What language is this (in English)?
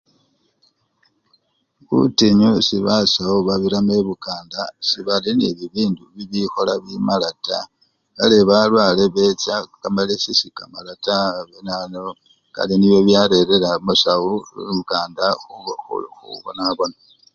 Luyia